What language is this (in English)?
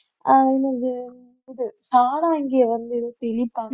Tamil